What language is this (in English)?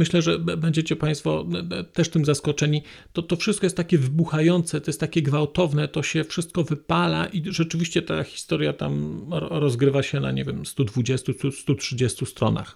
Polish